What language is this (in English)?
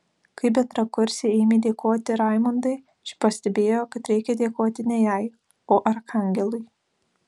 Lithuanian